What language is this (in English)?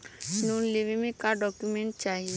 Bhojpuri